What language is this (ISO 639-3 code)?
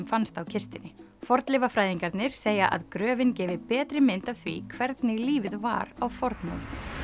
isl